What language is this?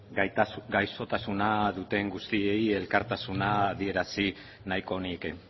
Basque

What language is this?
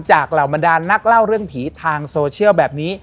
Thai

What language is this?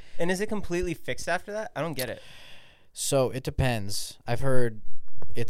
English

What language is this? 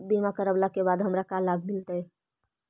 Magahi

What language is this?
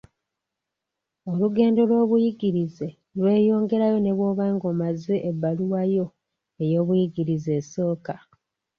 Ganda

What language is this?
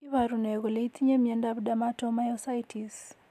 Kalenjin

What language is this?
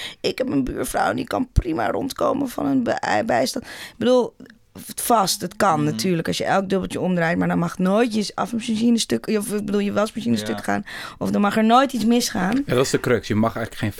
Dutch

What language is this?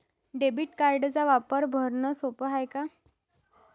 Marathi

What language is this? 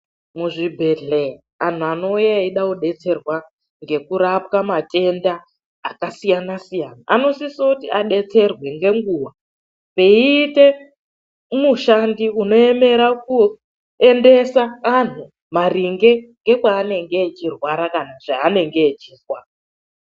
Ndau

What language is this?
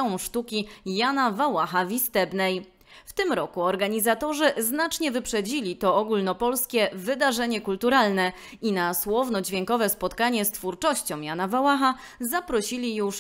Polish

